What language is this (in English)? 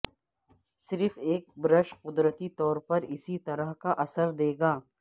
Urdu